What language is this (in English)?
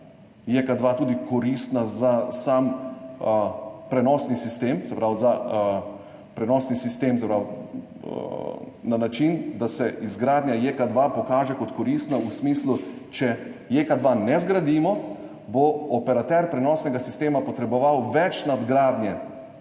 Slovenian